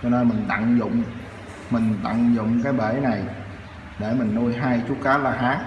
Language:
Vietnamese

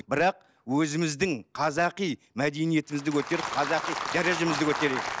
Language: Kazakh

